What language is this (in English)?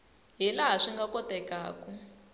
Tsonga